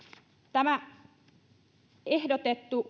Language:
Finnish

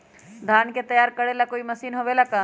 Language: Magahi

